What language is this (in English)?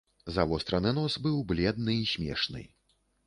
Belarusian